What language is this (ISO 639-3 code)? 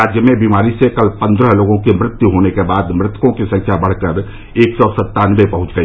hin